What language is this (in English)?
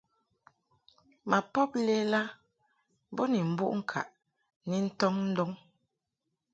Mungaka